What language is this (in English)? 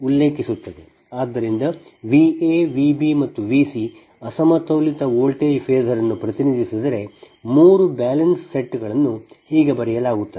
Kannada